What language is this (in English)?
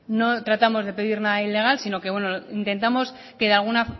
Spanish